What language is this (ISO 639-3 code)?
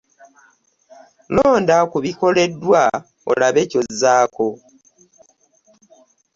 lug